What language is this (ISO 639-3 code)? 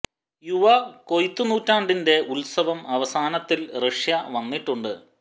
mal